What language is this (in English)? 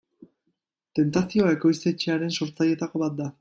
Basque